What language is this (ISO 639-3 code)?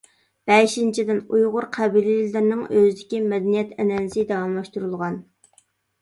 uig